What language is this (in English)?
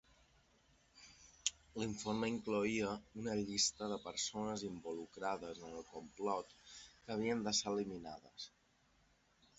Catalan